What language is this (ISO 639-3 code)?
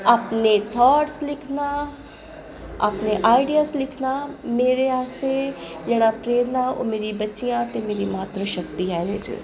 doi